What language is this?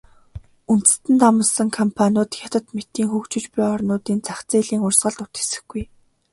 Mongolian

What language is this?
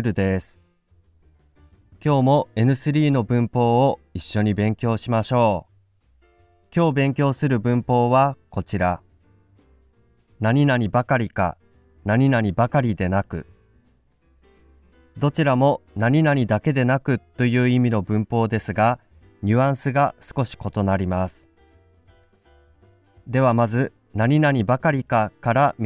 Japanese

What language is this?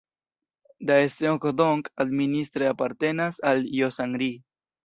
Esperanto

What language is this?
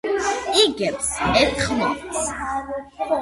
Georgian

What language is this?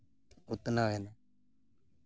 Santali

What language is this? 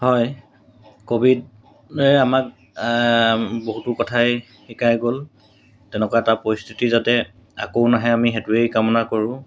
Assamese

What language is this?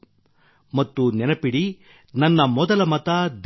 Kannada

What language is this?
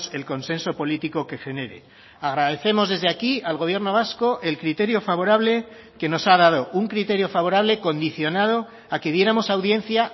Spanish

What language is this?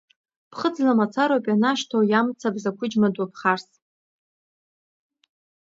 Abkhazian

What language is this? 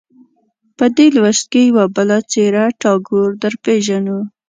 Pashto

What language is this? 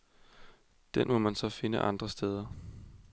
Danish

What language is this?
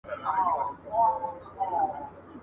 Pashto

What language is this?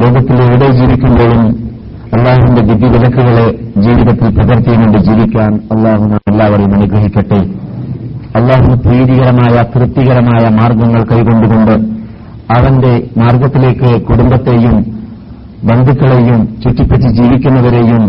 Malayalam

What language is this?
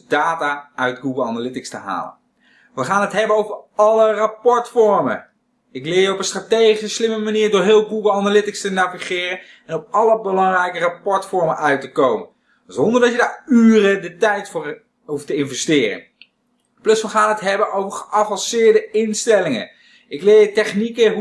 Dutch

